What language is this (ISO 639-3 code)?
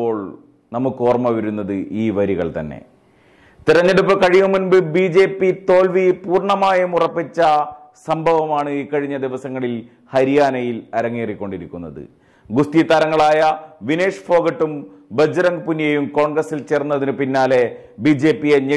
mal